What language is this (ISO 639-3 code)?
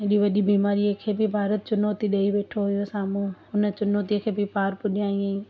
snd